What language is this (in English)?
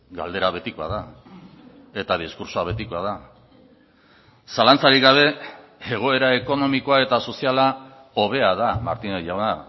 Basque